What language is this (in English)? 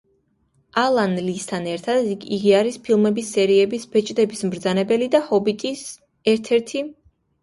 Georgian